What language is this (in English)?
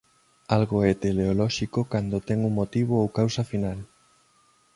Galician